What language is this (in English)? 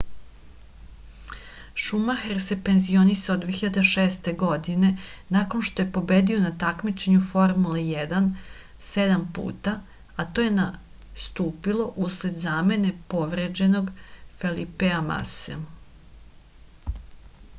Serbian